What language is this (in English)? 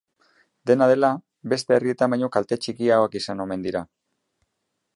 Basque